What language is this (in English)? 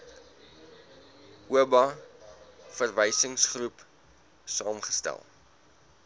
Afrikaans